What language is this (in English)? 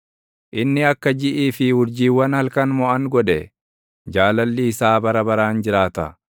Oromo